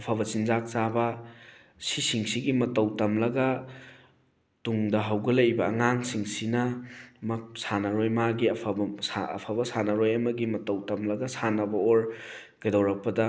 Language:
Manipuri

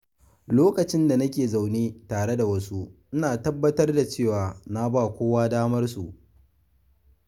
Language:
Hausa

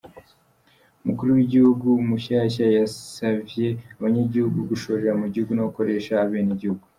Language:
Kinyarwanda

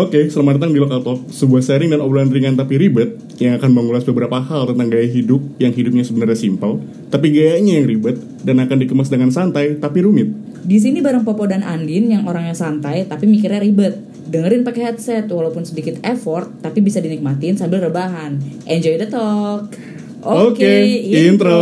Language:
Indonesian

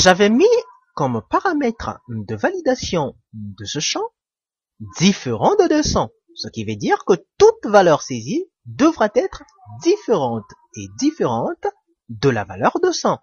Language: French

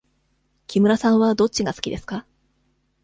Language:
Japanese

